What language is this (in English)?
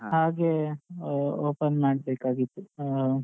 Kannada